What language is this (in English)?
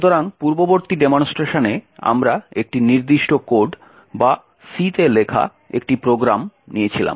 Bangla